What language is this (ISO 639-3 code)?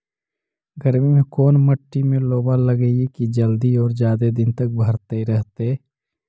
mag